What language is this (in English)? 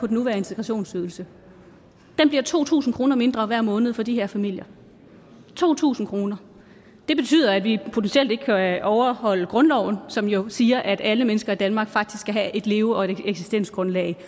Danish